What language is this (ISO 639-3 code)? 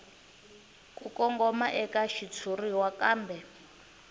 tso